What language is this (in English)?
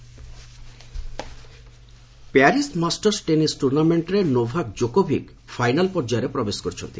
Odia